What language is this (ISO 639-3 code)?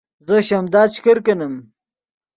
ydg